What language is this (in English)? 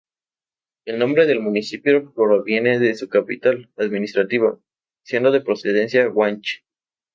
Spanish